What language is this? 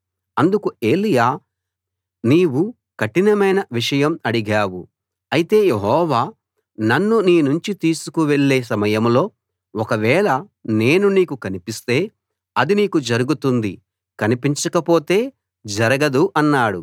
Telugu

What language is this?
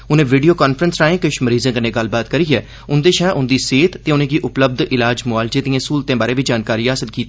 Dogri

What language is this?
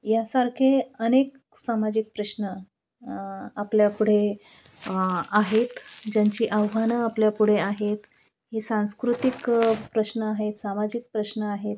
Marathi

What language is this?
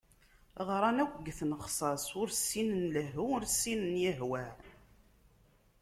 Kabyle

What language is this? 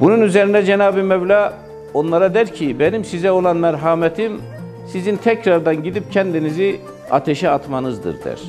Turkish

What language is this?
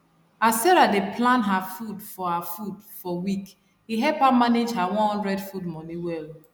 Nigerian Pidgin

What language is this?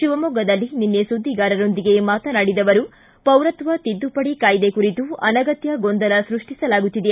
Kannada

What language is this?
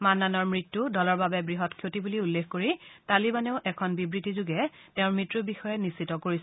Assamese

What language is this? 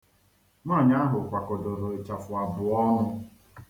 Igbo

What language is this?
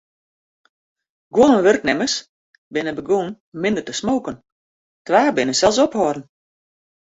Western Frisian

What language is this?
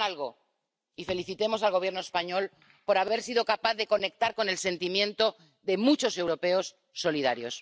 Spanish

